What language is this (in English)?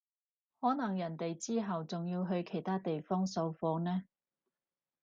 Cantonese